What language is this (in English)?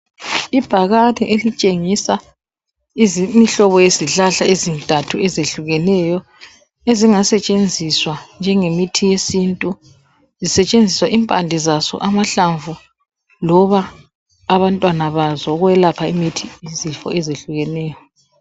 North Ndebele